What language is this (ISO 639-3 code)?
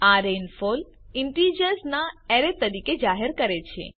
guj